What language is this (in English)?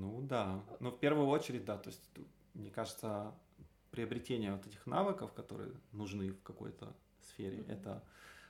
Russian